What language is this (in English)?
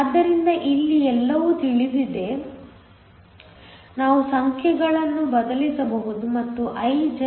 Kannada